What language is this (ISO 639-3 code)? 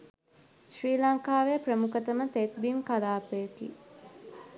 sin